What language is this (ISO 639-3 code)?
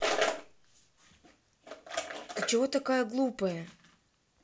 rus